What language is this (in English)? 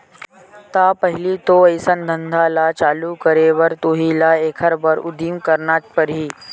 Chhattisgarhi